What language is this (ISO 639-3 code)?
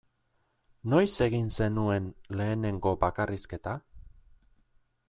eus